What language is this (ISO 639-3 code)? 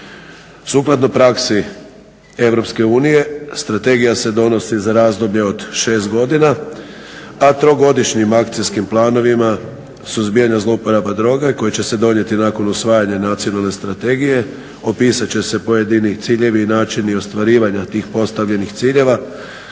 hrv